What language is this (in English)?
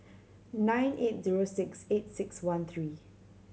English